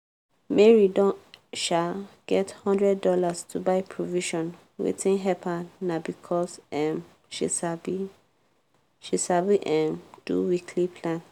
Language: Nigerian Pidgin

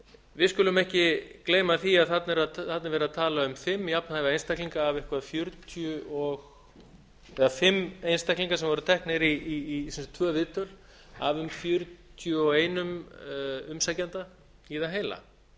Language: Icelandic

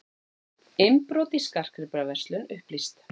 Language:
Icelandic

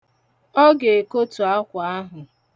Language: Igbo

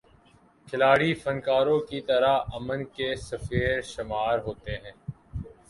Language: Urdu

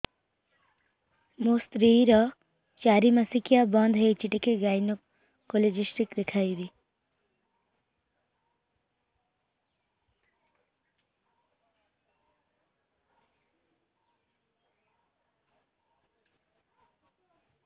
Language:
Odia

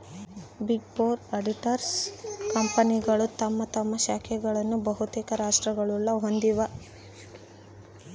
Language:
Kannada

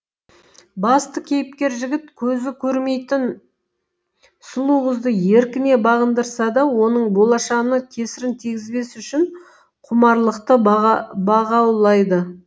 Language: Kazakh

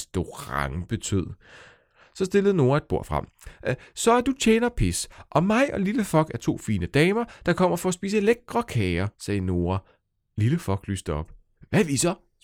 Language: Danish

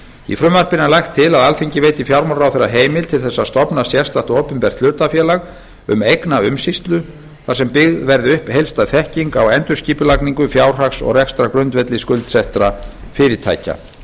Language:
Icelandic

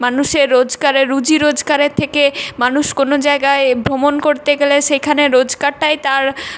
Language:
Bangla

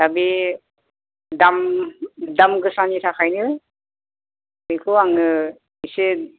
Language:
Bodo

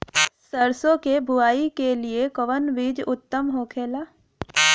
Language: Bhojpuri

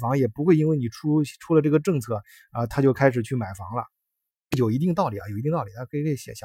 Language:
Chinese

